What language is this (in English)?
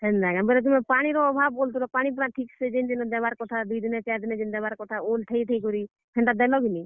Odia